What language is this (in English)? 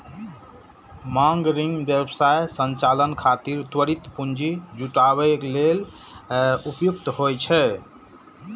Maithili